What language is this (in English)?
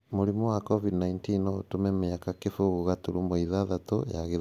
Kikuyu